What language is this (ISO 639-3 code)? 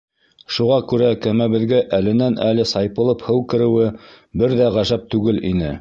bak